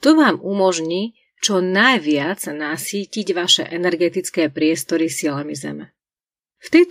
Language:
Slovak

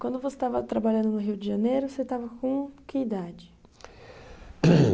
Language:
Portuguese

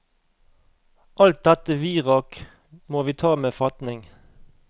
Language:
Norwegian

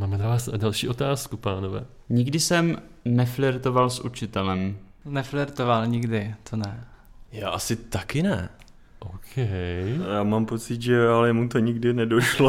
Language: Czech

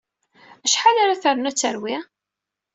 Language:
Kabyle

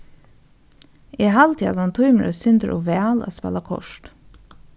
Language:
Faroese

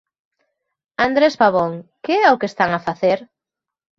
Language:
Galician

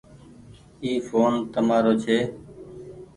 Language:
Goaria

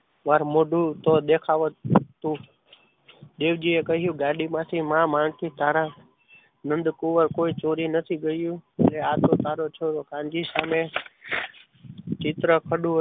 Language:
Gujarati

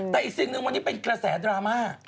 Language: Thai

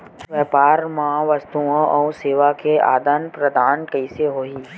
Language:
Chhattisgarhi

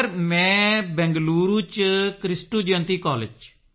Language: Punjabi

